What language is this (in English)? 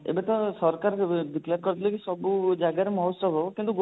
Odia